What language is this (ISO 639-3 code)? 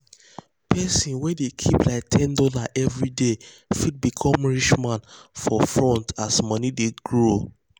pcm